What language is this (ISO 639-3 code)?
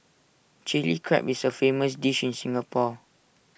eng